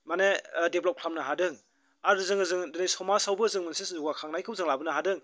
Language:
Bodo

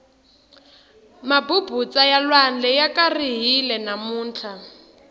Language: Tsonga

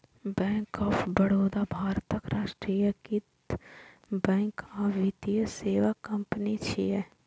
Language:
Maithili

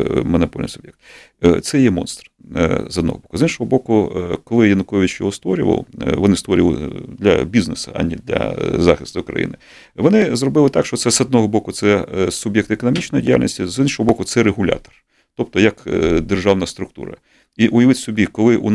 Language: Ukrainian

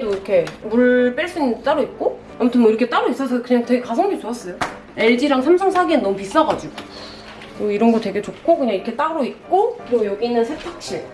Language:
Korean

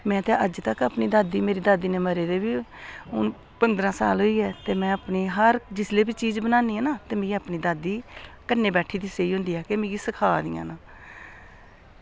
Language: Dogri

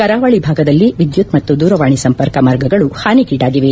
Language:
Kannada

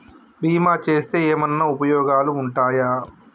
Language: Telugu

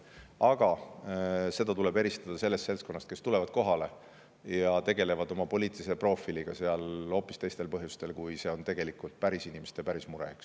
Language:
Estonian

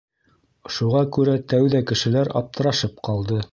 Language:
Bashkir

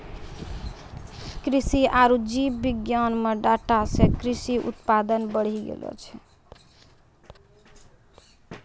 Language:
Maithili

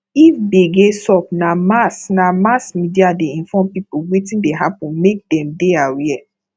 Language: Nigerian Pidgin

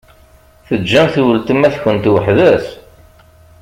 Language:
Kabyle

